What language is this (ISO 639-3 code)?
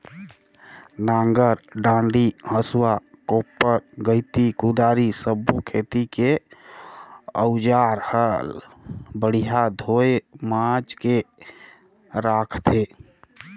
hne